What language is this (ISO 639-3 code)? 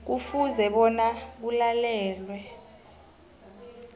nbl